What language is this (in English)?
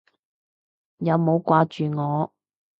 Cantonese